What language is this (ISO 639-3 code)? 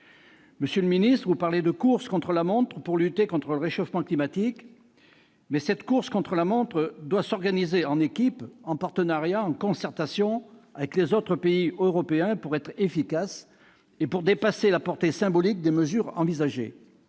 fra